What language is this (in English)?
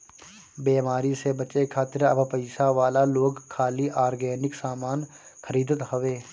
Bhojpuri